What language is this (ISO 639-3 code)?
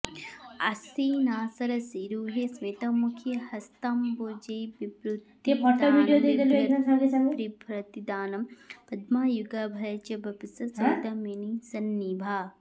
san